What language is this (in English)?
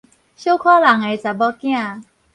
Min Nan Chinese